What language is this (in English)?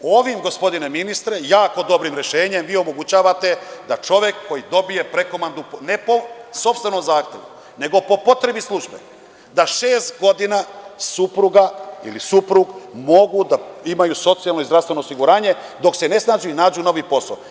Serbian